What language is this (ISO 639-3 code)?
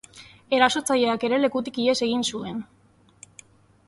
eus